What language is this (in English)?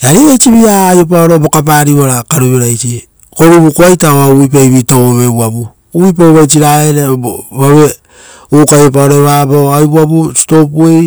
Rotokas